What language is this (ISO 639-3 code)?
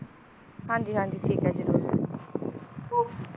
pan